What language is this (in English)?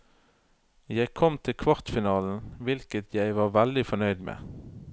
Norwegian